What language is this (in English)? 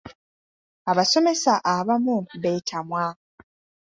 Ganda